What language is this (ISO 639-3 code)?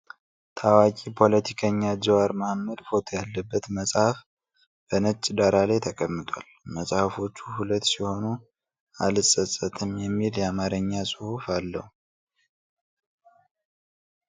amh